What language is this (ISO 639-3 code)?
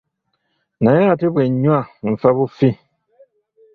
lug